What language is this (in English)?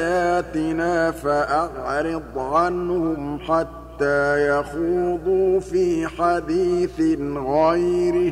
Arabic